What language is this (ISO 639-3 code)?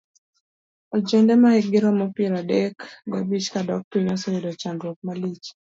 luo